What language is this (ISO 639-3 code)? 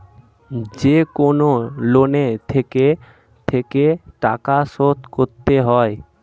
ben